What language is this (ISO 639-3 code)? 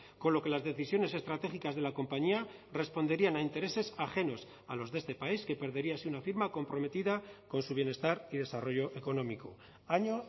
spa